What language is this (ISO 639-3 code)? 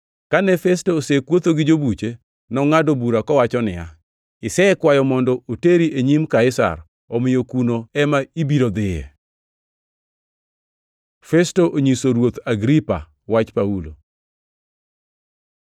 luo